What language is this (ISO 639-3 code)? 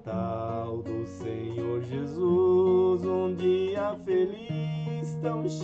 por